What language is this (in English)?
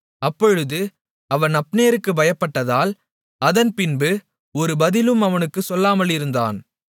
Tamil